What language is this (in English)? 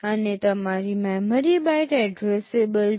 Gujarati